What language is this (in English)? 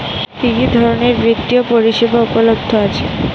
Bangla